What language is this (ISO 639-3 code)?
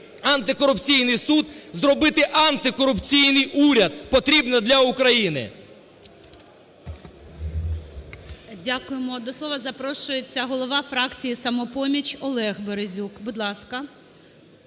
ukr